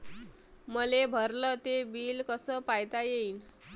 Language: Marathi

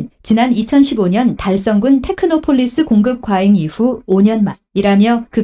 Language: Korean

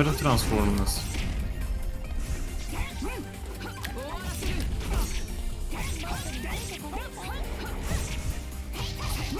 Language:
Turkish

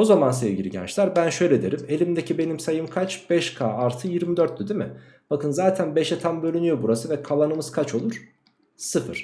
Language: Turkish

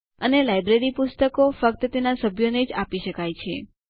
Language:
Gujarati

